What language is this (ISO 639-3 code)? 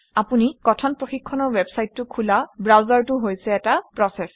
asm